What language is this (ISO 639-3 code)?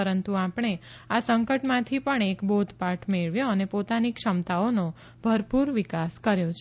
guj